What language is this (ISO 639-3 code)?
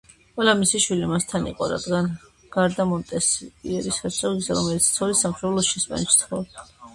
kat